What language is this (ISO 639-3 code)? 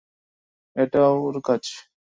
ben